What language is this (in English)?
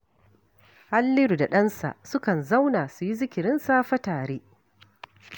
Hausa